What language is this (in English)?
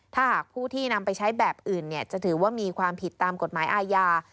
Thai